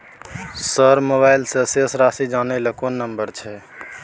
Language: Maithili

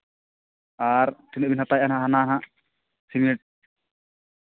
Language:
Santali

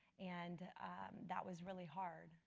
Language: English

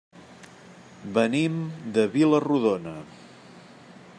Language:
Catalan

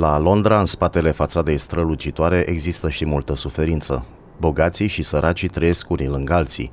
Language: Romanian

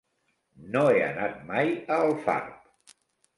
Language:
Catalan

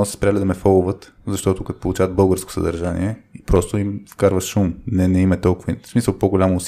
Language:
Bulgarian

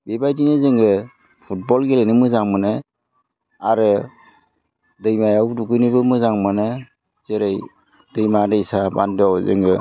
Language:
Bodo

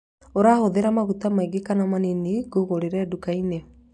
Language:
Kikuyu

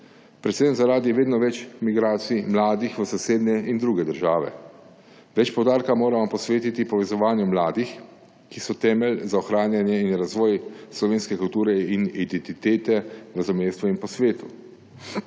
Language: Slovenian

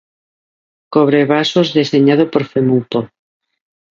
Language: Galician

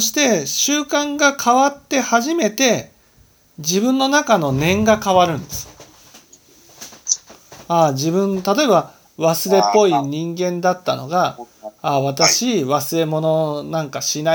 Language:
Japanese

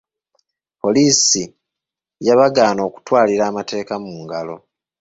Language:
Ganda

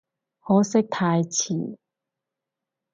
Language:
Cantonese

